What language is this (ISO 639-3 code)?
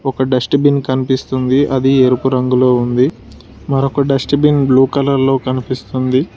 tel